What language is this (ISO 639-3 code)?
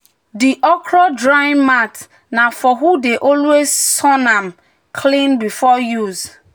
pcm